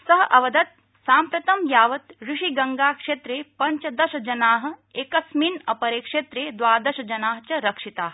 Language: Sanskrit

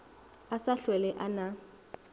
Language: Northern Sotho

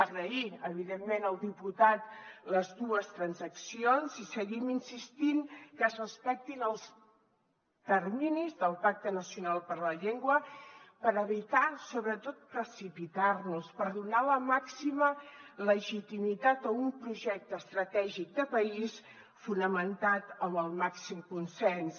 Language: Catalan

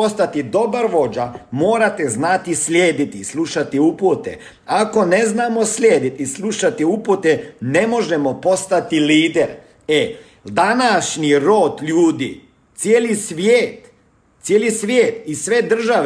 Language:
Croatian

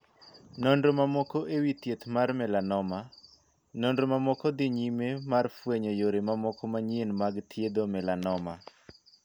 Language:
Luo (Kenya and Tanzania)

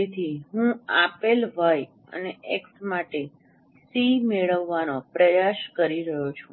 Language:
Gujarati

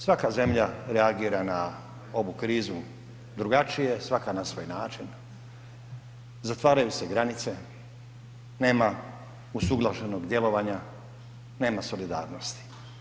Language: Croatian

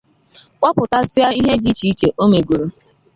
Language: Igbo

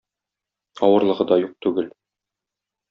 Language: Tatar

